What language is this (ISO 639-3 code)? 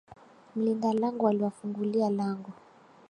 swa